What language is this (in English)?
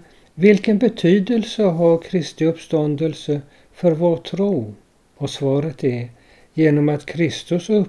Swedish